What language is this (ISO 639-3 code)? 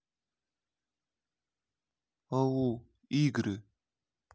rus